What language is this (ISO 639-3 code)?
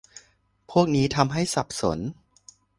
tha